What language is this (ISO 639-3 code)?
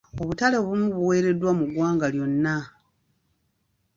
lug